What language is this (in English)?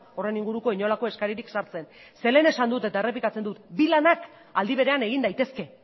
Basque